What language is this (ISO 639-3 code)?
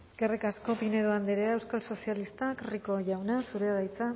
eus